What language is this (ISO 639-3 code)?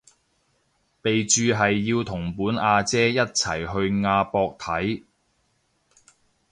yue